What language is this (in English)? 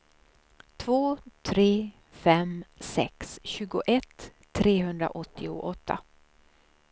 Swedish